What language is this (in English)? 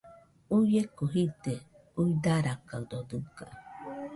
Nüpode Huitoto